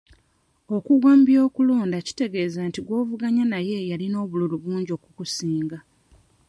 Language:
Ganda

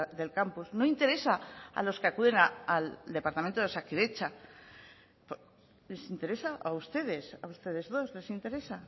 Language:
Spanish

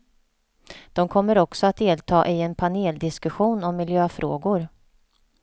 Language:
Swedish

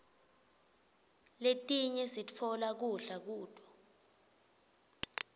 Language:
Swati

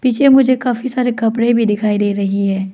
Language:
Hindi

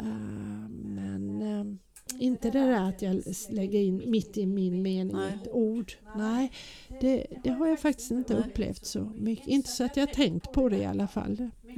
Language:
Swedish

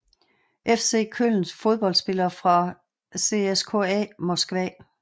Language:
Danish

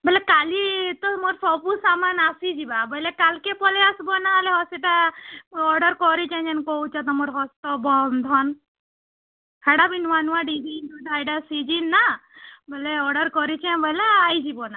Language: Odia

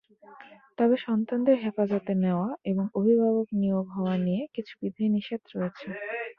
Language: Bangla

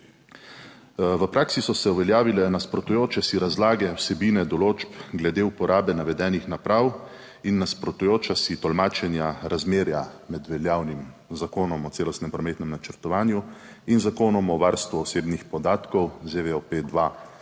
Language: Slovenian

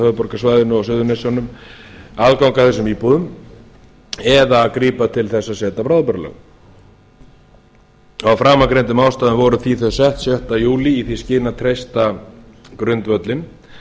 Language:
Icelandic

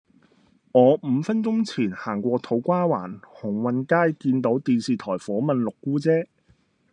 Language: Cantonese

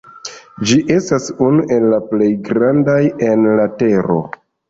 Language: Esperanto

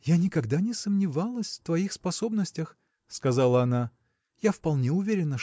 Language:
Russian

